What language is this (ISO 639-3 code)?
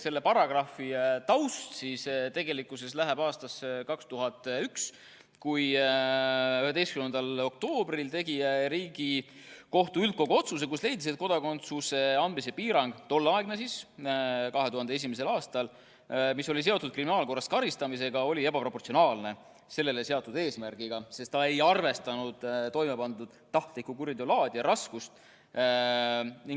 est